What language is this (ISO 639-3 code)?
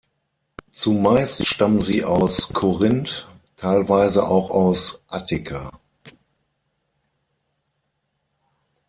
deu